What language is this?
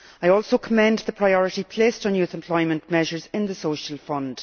English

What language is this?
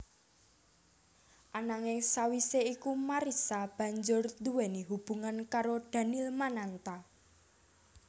Javanese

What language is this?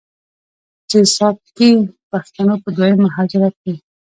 Pashto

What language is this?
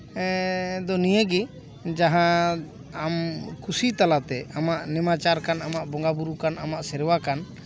Santali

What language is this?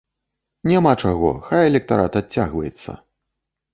Belarusian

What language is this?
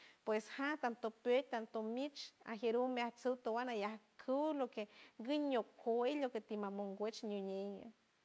San Francisco Del Mar Huave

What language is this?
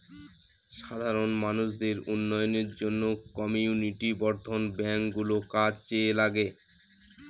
Bangla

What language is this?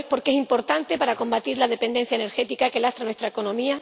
Spanish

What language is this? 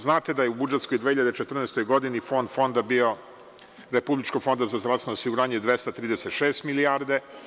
Serbian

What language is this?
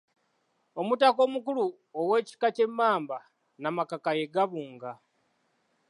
Ganda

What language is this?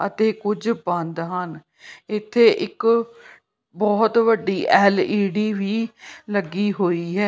Punjabi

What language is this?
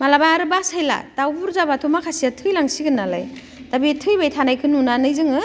Bodo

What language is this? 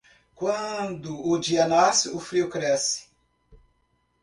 Portuguese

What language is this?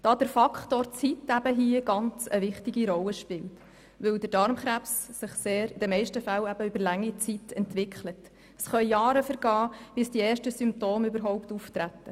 Swiss German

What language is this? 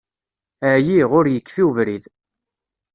Kabyle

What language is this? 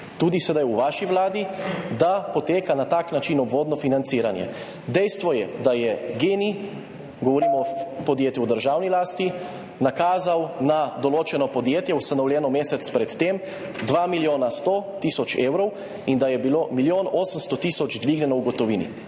Slovenian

